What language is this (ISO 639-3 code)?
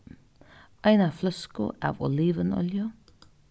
fao